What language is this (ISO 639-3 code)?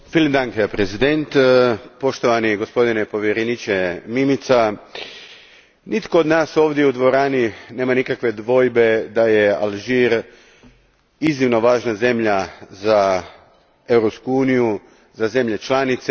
hrv